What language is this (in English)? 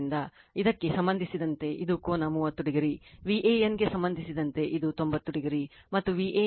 Kannada